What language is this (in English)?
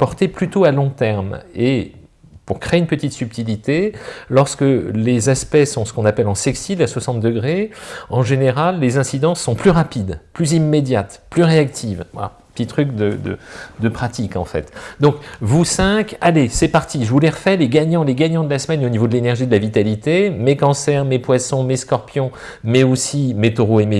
French